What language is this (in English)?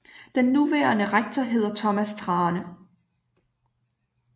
Danish